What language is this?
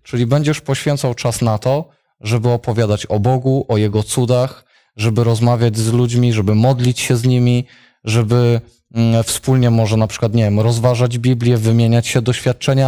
Polish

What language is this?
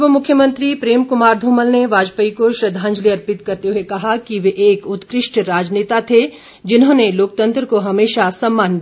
Hindi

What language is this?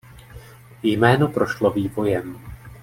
Czech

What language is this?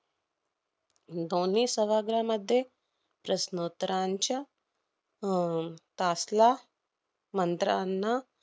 Marathi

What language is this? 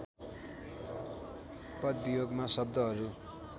Nepali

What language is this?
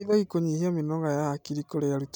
Kikuyu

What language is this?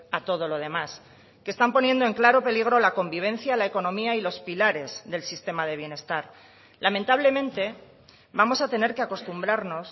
Spanish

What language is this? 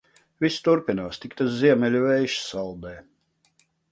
Latvian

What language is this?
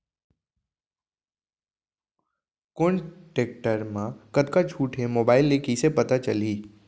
Chhattisgarhi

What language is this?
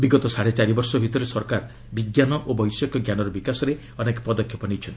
Odia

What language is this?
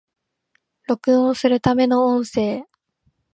Japanese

